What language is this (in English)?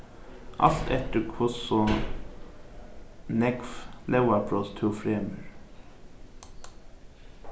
Faroese